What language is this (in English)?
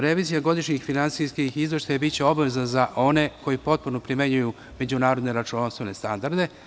Serbian